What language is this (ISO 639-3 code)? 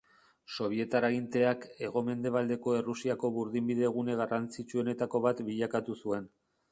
eus